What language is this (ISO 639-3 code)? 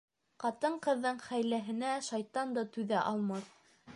bak